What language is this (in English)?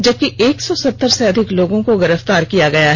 Hindi